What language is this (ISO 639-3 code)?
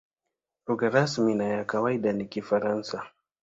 swa